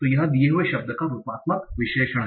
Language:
Hindi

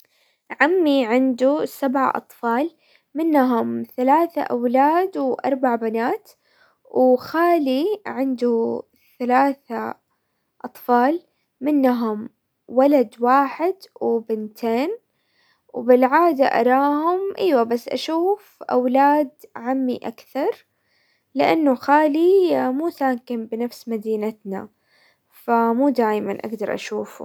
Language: Hijazi Arabic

